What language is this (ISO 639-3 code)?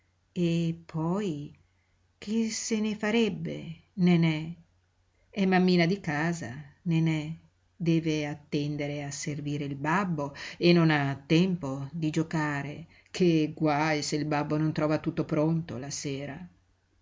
ita